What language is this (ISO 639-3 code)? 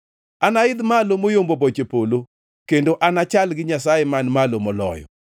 luo